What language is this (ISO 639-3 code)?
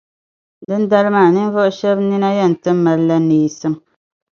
dag